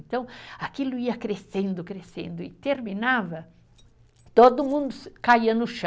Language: Portuguese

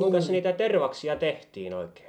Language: Finnish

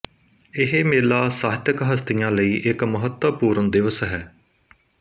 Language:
Punjabi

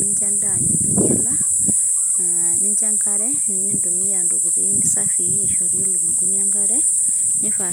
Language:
Masai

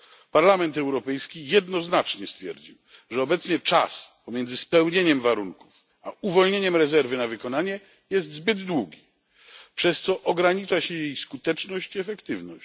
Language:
Polish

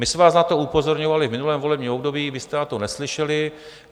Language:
Czech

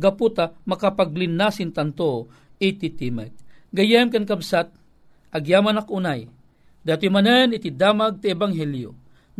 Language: Filipino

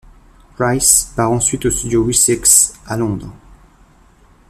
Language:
French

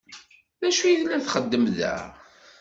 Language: Kabyle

